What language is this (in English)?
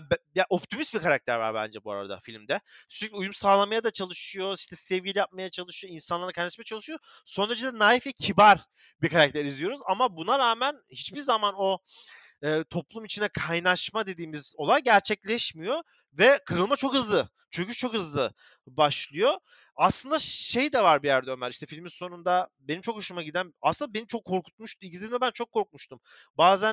Turkish